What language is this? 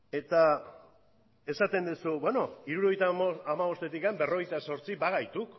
Basque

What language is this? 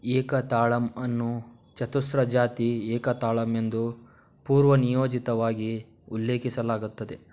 Kannada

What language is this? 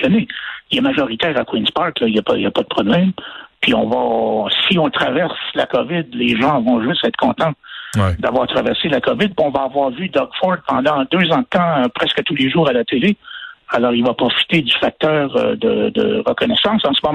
French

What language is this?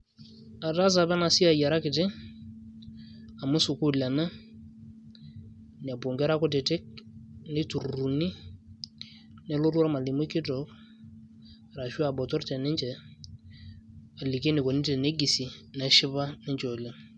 Masai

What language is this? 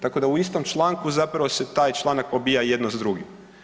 Croatian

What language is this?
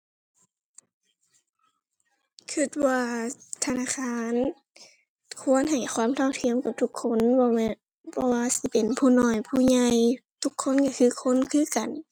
Thai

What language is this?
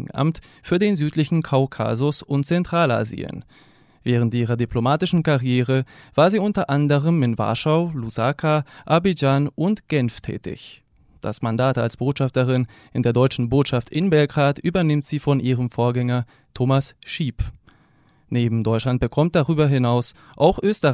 German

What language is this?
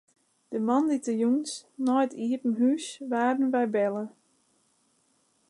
Western Frisian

